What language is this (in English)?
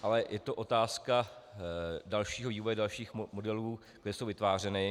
Czech